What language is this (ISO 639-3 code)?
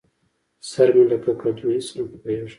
pus